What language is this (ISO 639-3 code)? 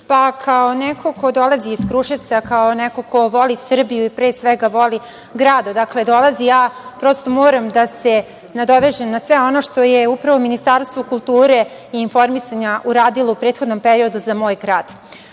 srp